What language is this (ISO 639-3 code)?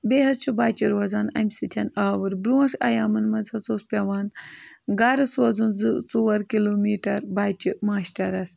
kas